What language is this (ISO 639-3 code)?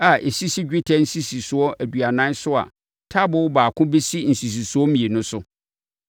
aka